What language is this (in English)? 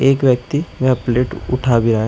Hindi